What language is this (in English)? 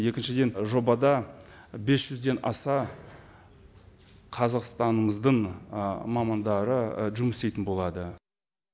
Kazakh